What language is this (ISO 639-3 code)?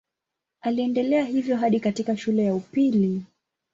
swa